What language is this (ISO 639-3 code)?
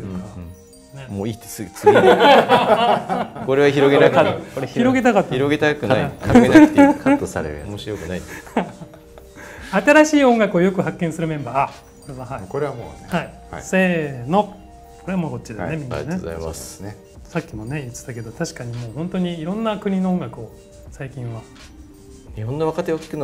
jpn